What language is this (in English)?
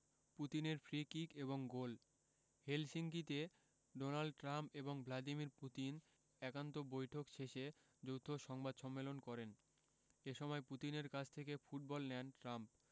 Bangla